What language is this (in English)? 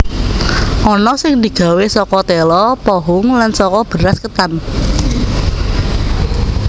Javanese